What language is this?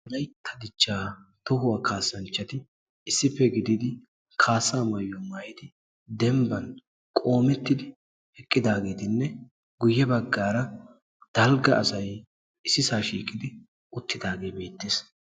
Wolaytta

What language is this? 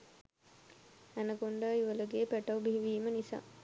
Sinhala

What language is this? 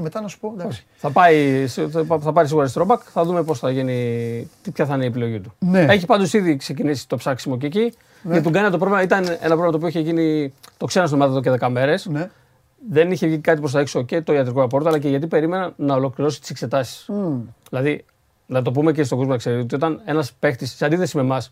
Greek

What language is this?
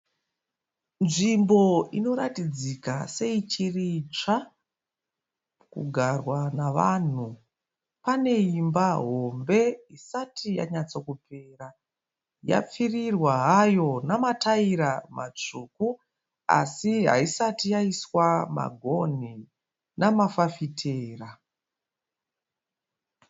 Shona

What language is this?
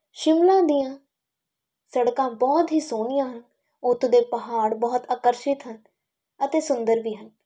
Punjabi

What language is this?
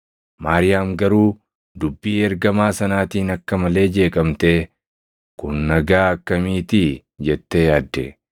Oromo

